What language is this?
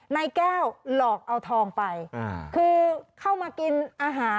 Thai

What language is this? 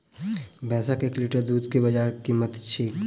Maithili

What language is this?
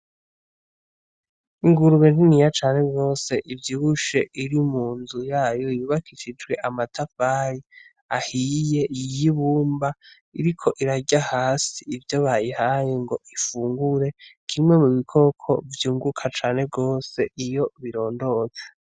Rundi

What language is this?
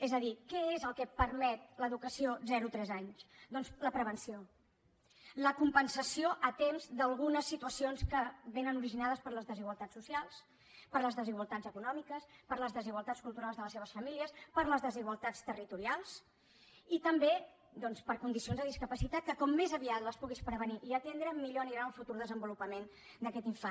Catalan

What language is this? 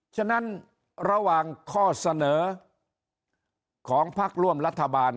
Thai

